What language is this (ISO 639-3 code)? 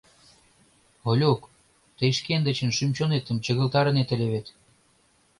chm